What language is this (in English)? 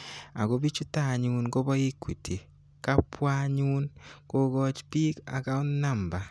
Kalenjin